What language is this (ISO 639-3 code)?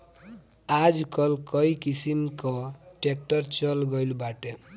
bho